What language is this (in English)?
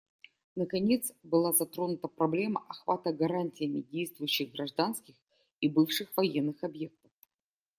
Russian